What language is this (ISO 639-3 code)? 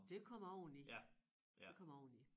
dan